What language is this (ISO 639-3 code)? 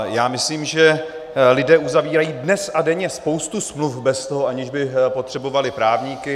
ces